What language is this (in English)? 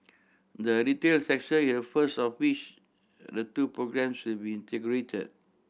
English